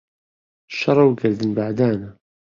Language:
Central Kurdish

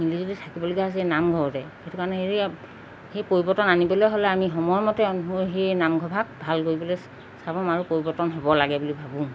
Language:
Assamese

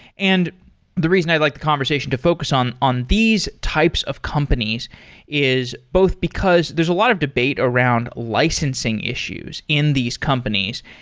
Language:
English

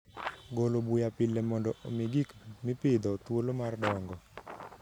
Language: Luo (Kenya and Tanzania)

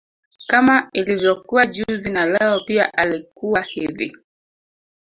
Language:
Swahili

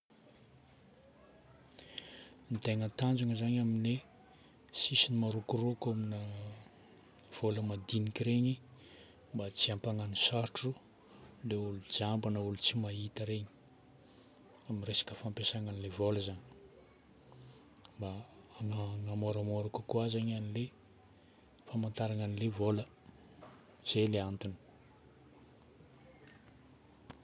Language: Northern Betsimisaraka Malagasy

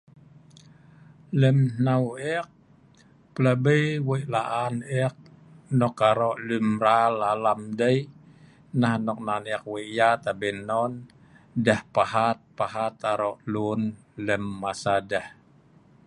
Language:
Sa'ban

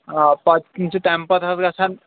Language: Kashmiri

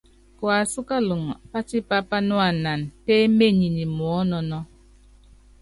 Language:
Yangben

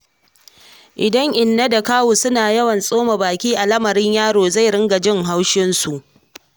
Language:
Hausa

